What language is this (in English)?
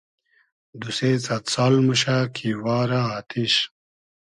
Hazaragi